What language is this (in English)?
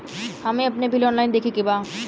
Bhojpuri